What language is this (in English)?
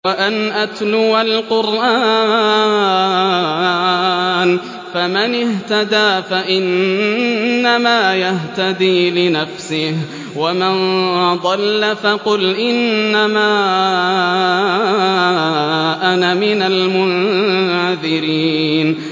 Arabic